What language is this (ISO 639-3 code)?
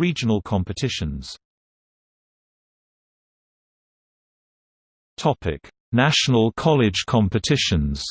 eng